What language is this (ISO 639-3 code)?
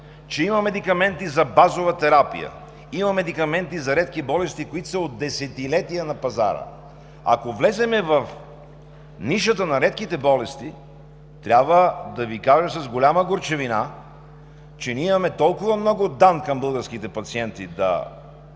bul